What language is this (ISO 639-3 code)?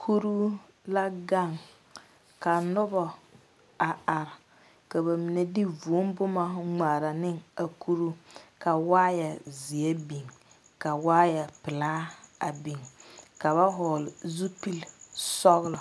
dga